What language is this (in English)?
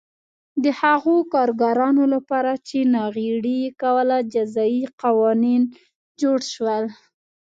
Pashto